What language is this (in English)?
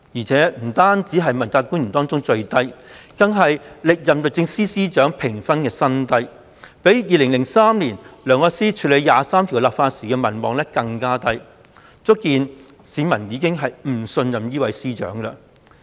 Cantonese